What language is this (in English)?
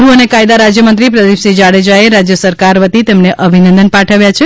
Gujarati